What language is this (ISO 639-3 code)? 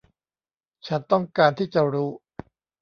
tha